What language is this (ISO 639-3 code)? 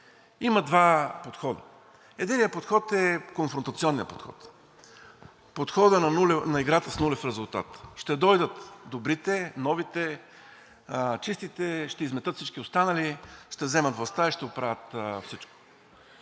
bul